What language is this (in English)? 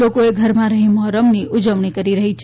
Gujarati